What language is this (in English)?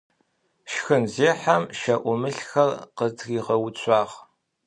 Adyghe